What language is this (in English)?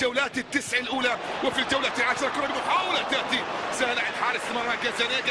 Arabic